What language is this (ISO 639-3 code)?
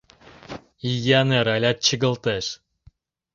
chm